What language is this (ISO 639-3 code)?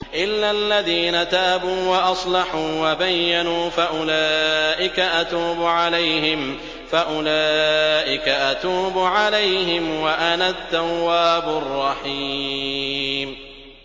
ara